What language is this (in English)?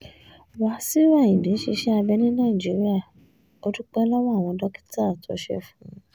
Yoruba